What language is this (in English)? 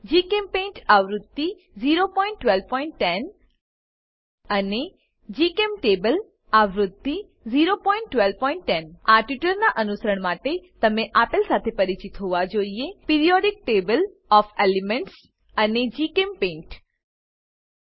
Gujarati